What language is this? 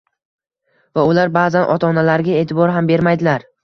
Uzbek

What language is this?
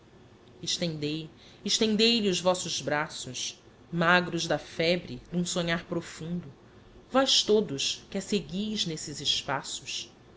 Portuguese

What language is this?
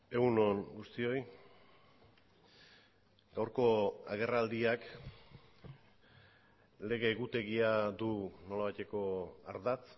Basque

